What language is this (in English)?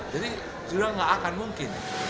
Indonesian